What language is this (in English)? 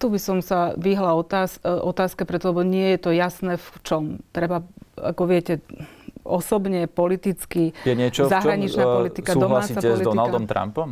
Slovak